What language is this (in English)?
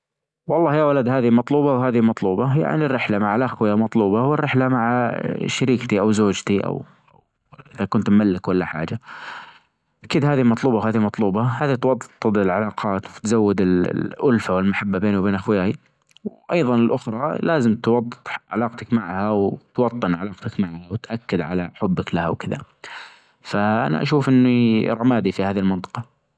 Najdi Arabic